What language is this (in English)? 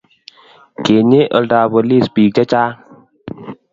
Kalenjin